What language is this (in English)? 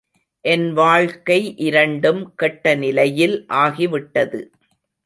Tamil